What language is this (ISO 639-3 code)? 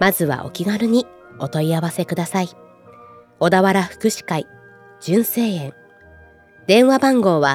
jpn